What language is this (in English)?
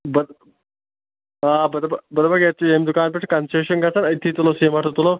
Kashmiri